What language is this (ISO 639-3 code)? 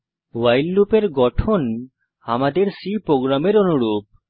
ben